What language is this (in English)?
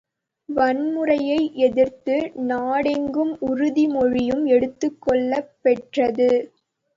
Tamil